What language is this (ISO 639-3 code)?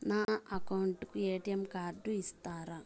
tel